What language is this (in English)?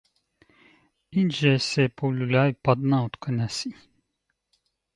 Bulgarian